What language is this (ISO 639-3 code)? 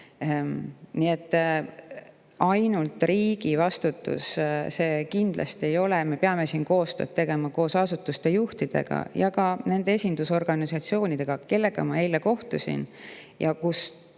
est